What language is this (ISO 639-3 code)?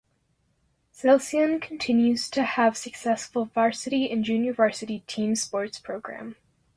eng